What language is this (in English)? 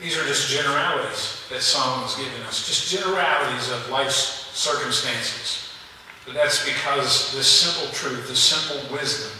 English